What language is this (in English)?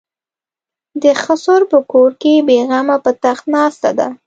Pashto